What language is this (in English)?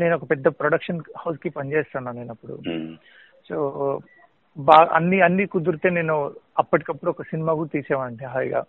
Telugu